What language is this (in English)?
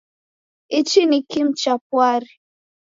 Taita